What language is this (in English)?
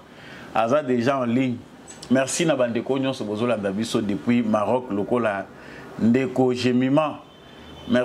French